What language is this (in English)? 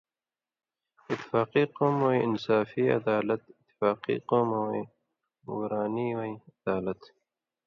Indus Kohistani